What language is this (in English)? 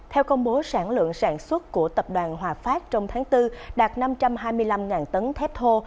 Vietnamese